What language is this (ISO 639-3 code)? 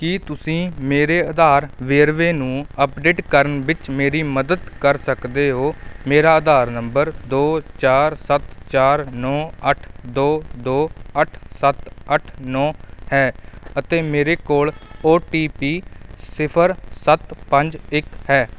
pan